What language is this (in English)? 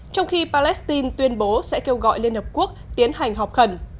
Vietnamese